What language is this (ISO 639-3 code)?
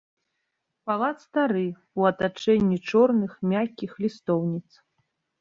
bel